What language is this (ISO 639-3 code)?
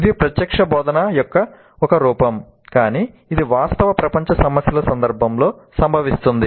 tel